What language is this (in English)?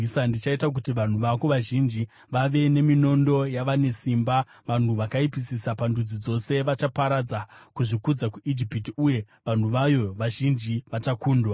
Shona